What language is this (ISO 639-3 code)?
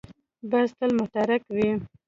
pus